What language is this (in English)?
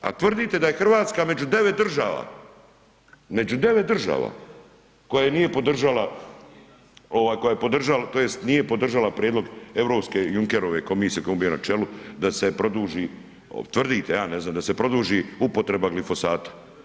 Croatian